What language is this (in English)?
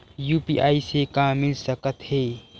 Chhattisgarhi